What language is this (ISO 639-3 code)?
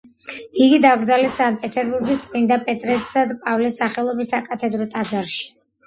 kat